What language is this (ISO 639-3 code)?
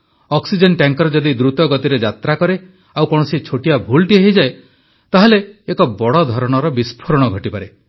ori